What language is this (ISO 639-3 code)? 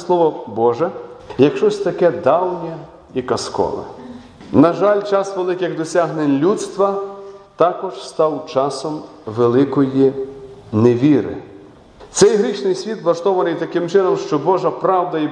ukr